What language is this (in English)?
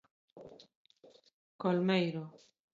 Galician